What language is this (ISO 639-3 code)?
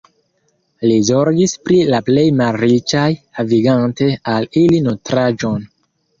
epo